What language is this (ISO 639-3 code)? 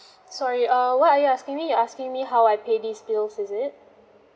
eng